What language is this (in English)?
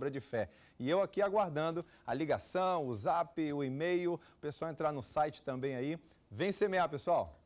Portuguese